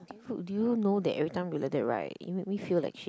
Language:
English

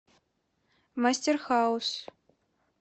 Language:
Russian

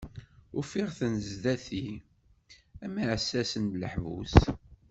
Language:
Kabyle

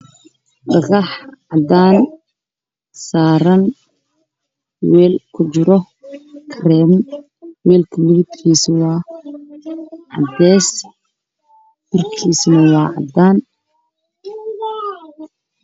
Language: Somali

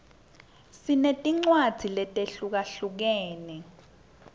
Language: Swati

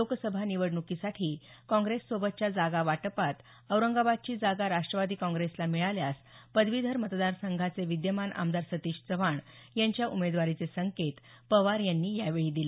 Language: Marathi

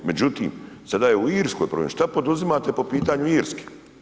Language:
Croatian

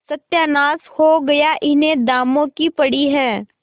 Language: Hindi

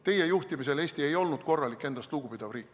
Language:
Estonian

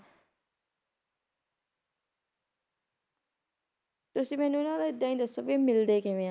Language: Punjabi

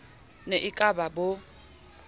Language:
Southern Sotho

